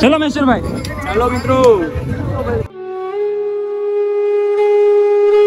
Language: Gujarati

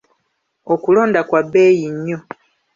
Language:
Ganda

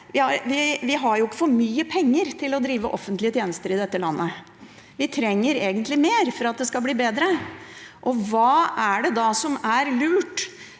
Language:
Norwegian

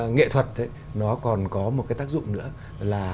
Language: Vietnamese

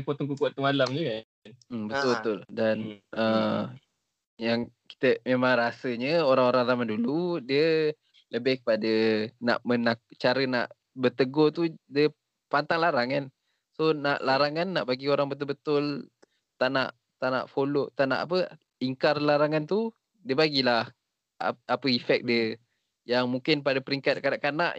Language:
Malay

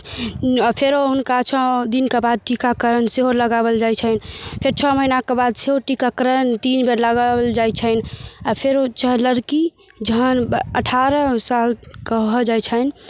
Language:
Maithili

